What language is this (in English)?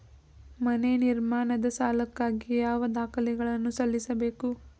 Kannada